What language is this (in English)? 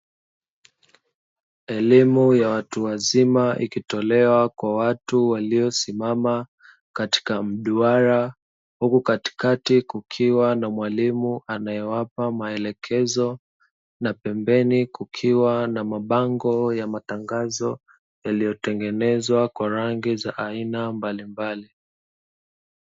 Swahili